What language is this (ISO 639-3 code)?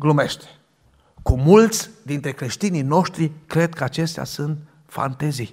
ron